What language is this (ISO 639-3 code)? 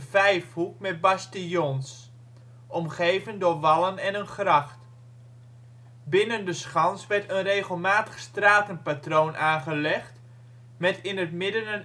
nld